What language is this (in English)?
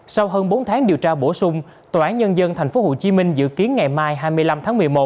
Vietnamese